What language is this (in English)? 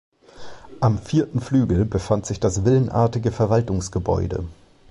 German